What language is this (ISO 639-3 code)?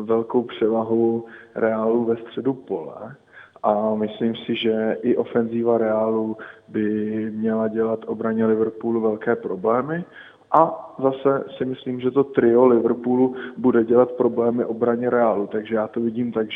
ces